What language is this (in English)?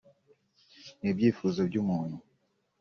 Kinyarwanda